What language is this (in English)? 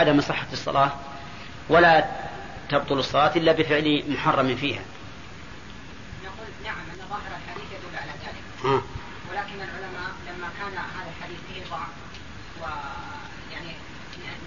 Arabic